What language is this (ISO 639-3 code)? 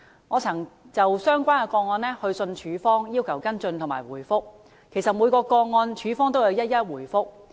yue